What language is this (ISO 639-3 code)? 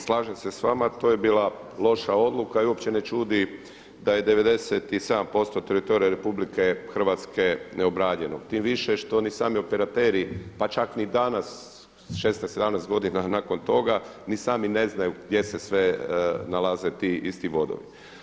hrv